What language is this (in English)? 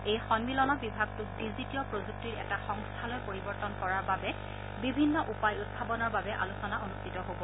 Assamese